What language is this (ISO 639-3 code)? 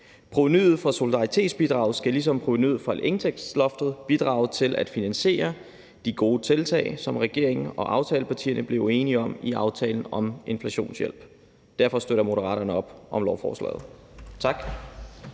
dan